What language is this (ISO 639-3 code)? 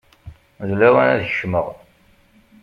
kab